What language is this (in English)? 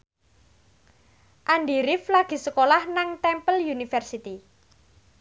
Javanese